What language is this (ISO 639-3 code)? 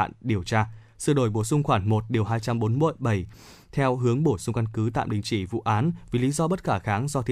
vie